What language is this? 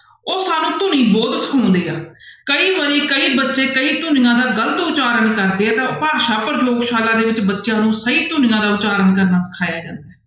Punjabi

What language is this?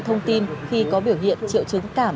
Vietnamese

